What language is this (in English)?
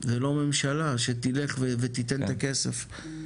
Hebrew